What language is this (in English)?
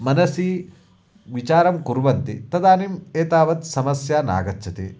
Sanskrit